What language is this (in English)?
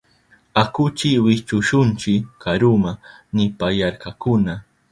Southern Pastaza Quechua